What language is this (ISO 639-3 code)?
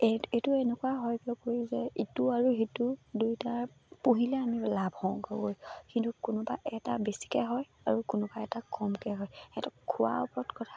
asm